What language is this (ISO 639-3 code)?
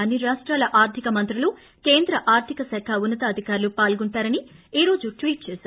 tel